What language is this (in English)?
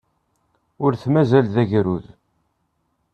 Kabyle